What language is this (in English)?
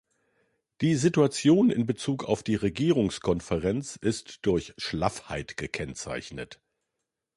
German